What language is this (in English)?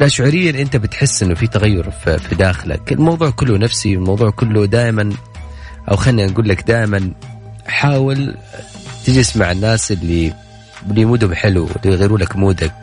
Arabic